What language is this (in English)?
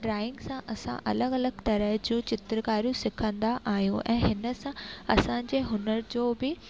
Sindhi